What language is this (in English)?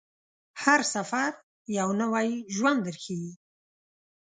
Pashto